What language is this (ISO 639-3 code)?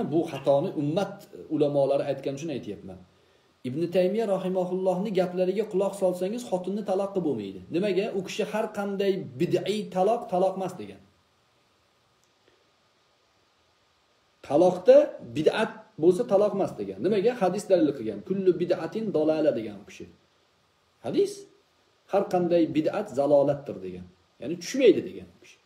tur